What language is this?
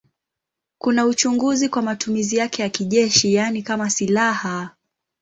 Swahili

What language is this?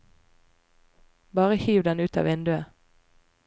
Norwegian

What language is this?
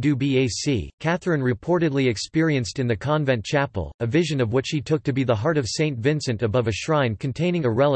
English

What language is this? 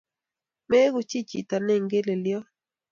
Kalenjin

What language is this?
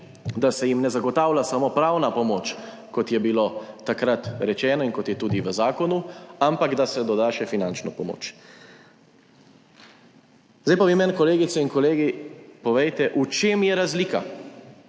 Slovenian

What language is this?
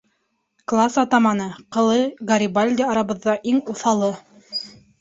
Bashkir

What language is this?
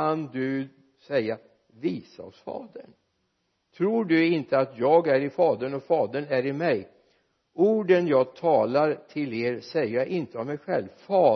Swedish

